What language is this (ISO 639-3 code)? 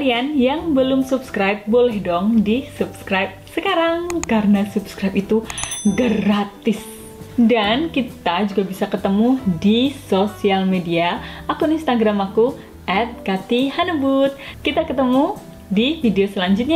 ind